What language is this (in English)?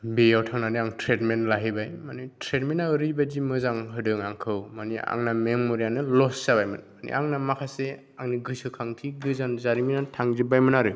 Bodo